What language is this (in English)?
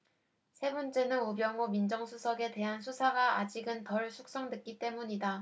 Korean